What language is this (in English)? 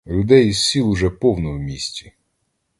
Ukrainian